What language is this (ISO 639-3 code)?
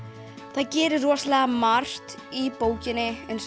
isl